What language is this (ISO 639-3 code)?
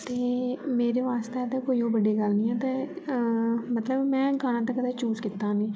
doi